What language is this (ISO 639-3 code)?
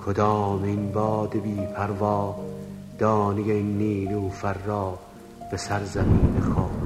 fas